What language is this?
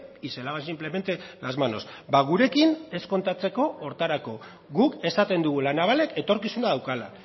Basque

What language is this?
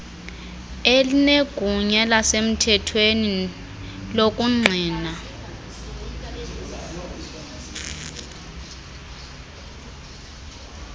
Xhosa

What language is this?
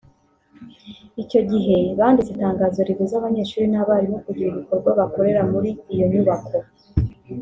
Kinyarwanda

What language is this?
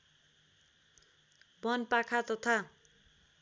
Nepali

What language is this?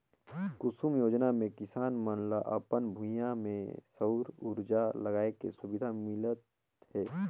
Chhattisgarhi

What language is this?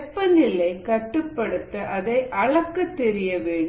Tamil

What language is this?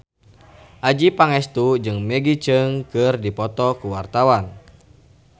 Sundanese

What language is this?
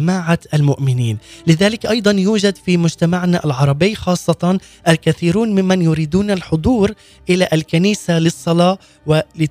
Arabic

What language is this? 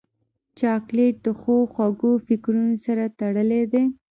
Pashto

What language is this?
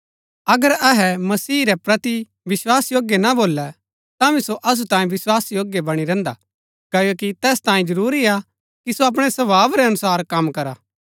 Gaddi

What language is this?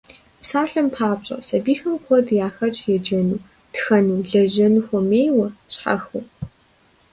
Kabardian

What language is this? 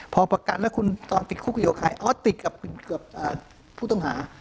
Thai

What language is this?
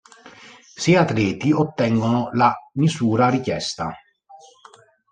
Italian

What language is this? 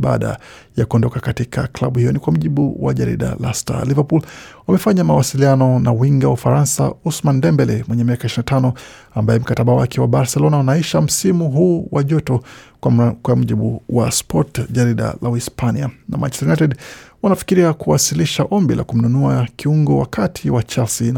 Swahili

